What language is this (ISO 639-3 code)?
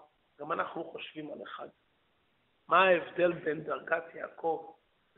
heb